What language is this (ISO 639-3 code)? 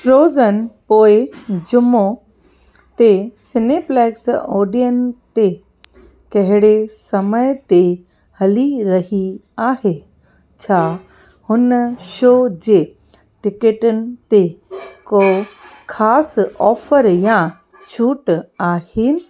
snd